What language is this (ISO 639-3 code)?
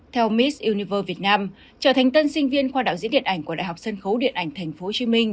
vie